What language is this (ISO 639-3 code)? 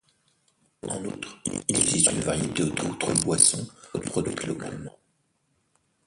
fra